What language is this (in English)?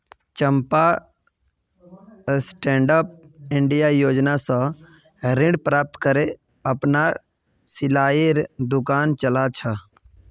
Magahi